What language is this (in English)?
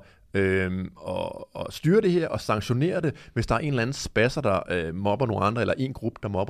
Danish